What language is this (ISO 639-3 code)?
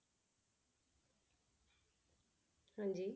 pan